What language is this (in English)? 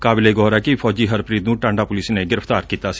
Punjabi